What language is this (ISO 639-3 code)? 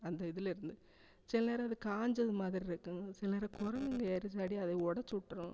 tam